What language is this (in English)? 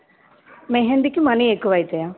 Telugu